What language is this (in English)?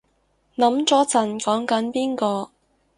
Cantonese